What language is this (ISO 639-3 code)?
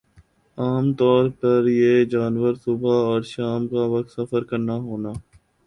urd